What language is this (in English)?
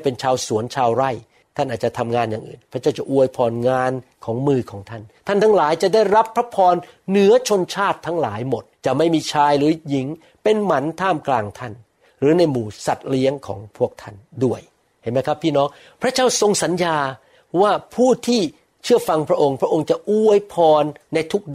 Thai